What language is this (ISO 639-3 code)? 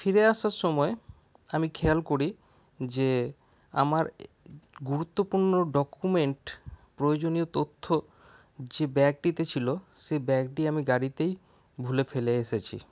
ben